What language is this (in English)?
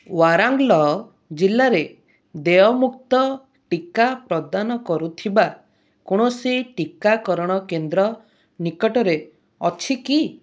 Odia